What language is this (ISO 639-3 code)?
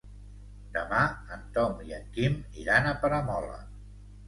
cat